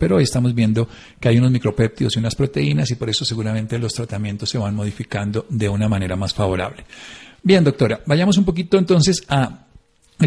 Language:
Spanish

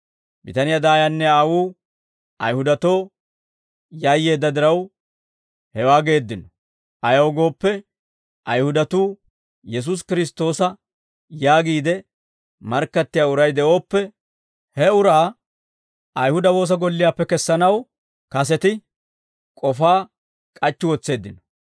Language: Dawro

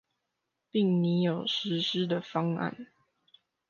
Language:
Chinese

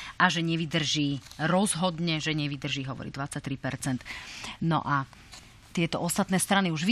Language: Slovak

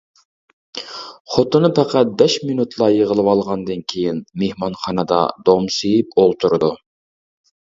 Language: Uyghur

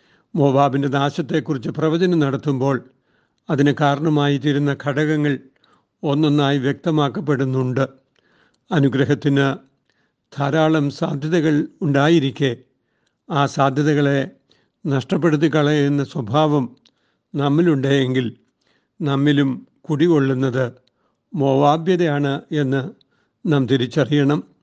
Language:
Malayalam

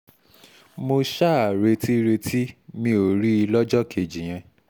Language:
Yoruba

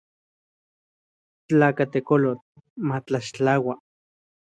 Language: Central Puebla Nahuatl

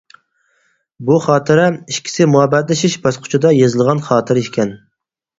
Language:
Uyghur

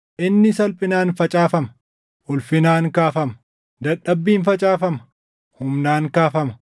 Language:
Oromo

